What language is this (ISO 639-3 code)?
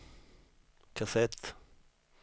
swe